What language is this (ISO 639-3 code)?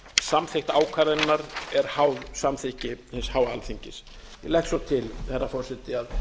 isl